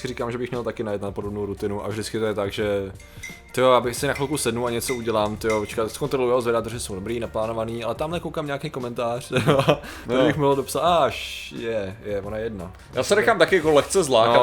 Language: Czech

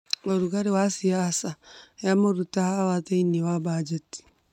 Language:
Kikuyu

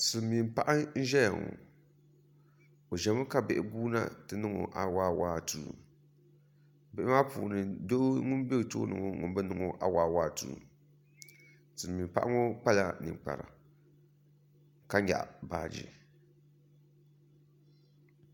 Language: Dagbani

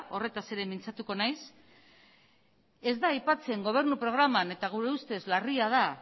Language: Basque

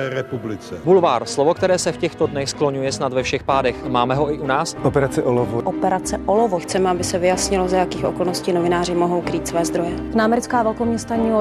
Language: Czech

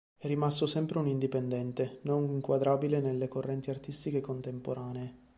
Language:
Italian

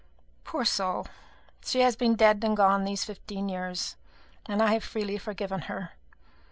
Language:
English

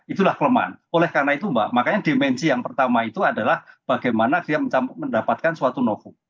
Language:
Indonesian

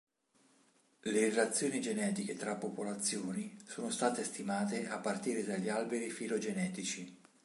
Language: Italian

